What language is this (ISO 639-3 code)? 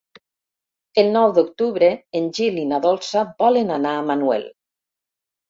cat